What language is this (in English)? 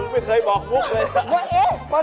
Thai